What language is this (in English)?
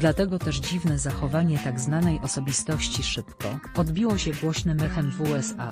Polish